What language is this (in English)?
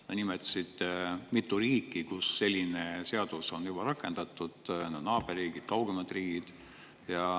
Estonian